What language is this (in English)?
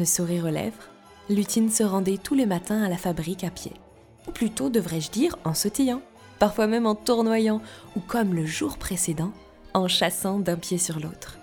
French